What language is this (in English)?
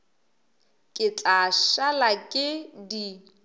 Northern Sotho